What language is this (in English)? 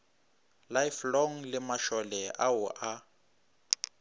Northern Sotho